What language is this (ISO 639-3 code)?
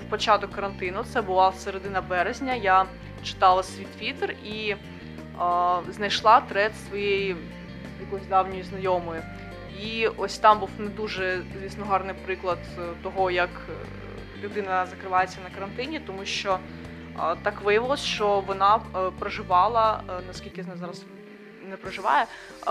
ukr